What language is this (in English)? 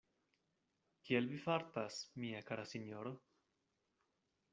Esperanto